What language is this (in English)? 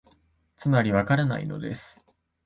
Japanese